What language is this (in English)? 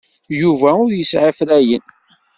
Kabyle